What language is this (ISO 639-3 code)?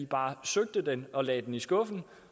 dan